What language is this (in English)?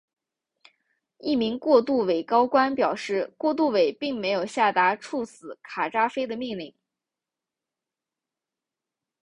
Chinese